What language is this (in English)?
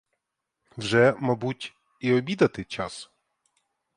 Ukrainian